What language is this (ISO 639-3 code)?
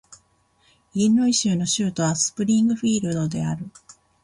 jpn